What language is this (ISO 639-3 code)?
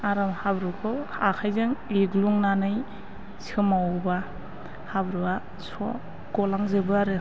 brx